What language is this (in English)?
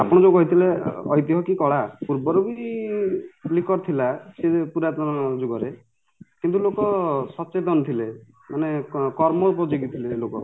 Odia